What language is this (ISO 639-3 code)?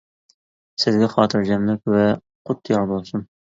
uig